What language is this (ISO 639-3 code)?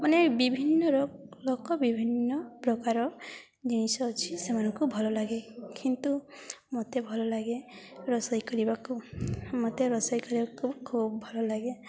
ori